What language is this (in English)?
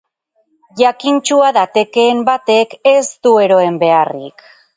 Basque